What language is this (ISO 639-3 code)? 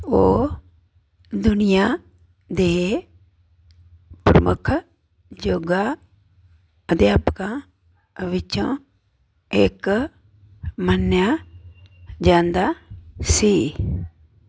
pan